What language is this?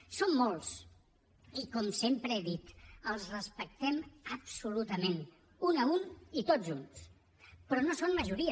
Catalan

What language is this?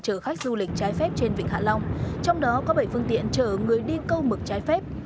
Vietnamese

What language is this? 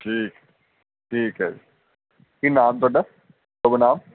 Punjabi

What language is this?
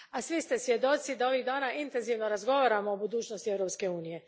Croatian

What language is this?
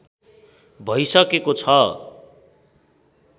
Nepali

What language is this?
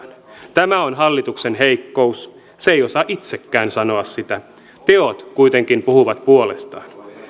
Finnish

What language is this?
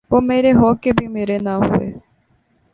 Urdu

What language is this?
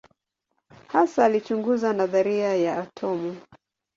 Swahili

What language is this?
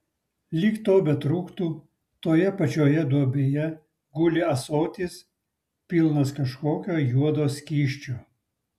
Lithuanian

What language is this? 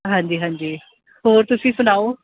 Punjabi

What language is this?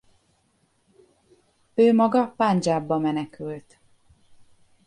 Hungarian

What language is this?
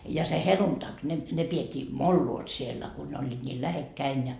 Finnish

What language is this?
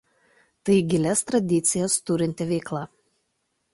Lithuanian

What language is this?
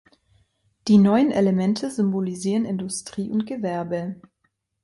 German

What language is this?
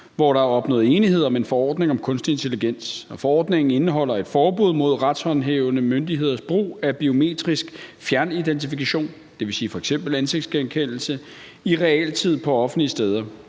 Danish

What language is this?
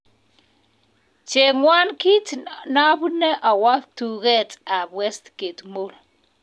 Kalenjin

